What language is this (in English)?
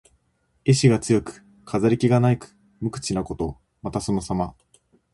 Japanese